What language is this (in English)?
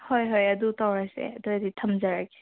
Manipuri